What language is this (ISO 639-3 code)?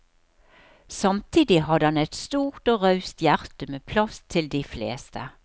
nor